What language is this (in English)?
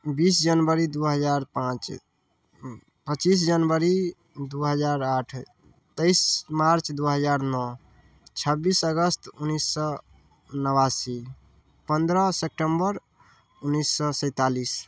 Maithili